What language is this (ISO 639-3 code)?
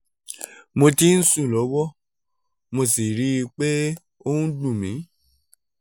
yor